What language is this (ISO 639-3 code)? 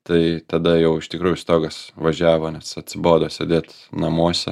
lit